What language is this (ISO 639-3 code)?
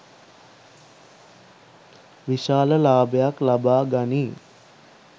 sin